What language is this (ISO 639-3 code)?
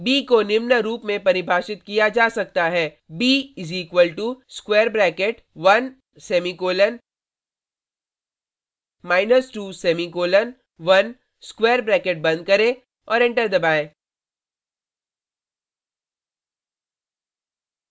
hin